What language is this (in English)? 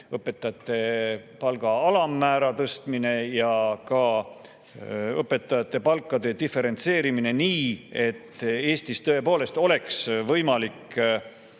Estonian